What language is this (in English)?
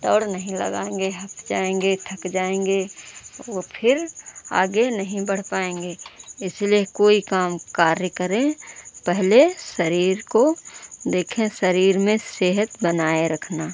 Hindi